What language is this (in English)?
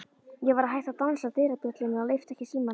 Icelandic